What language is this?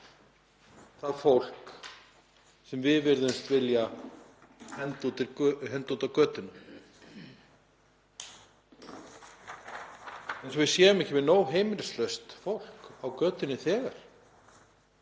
Icelandic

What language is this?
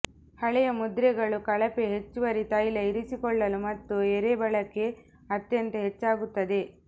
Kannada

